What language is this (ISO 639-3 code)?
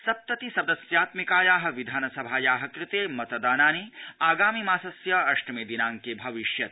san